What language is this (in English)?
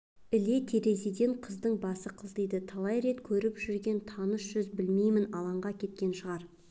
Kazakh